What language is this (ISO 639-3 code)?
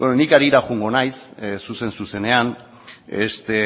eus